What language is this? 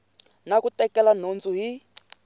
Tsonga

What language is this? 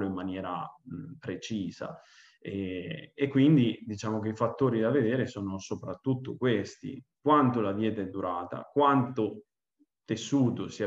Italian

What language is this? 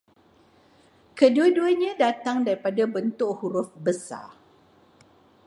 Malay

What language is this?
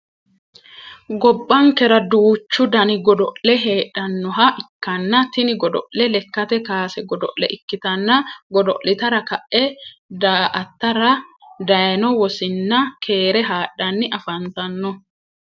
Sidamo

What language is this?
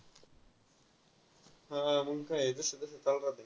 Marathi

